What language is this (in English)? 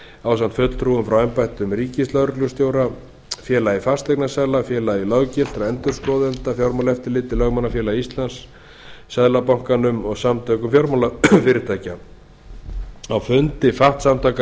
Icelandic